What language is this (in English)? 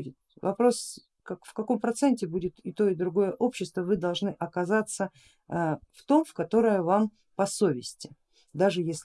Russian